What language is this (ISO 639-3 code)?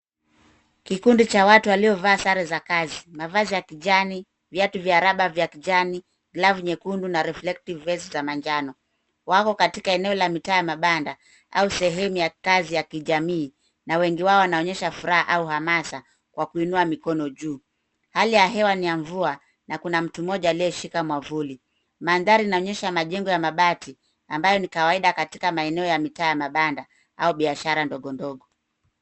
swa